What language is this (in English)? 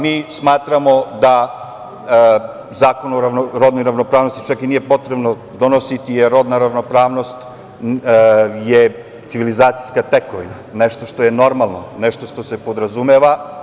Serbian